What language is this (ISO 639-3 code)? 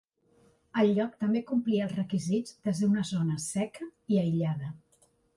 cat